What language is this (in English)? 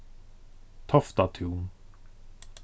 Faroese